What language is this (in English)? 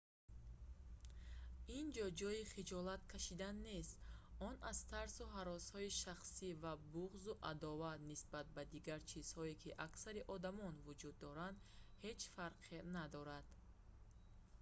Tajik